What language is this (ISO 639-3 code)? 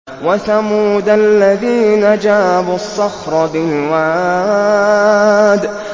ara